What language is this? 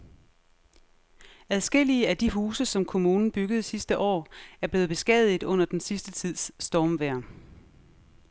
Danish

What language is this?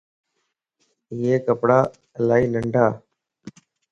Lasi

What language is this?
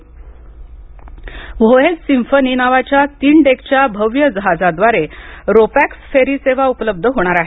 Marathi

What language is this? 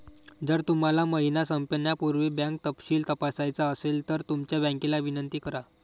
Marathi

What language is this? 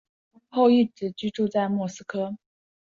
Chinese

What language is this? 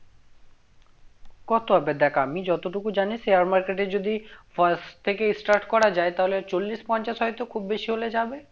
Bangla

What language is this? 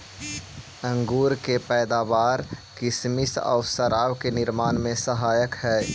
Magahi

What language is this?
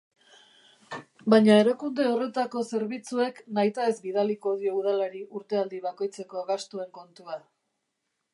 Basque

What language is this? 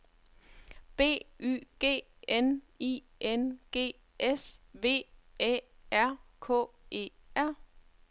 Danish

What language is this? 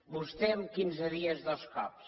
Catalan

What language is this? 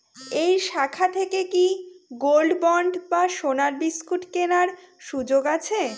Bangla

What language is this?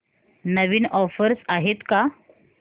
Marathi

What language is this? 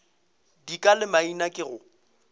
Northern Sotho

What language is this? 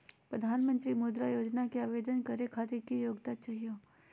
Magahi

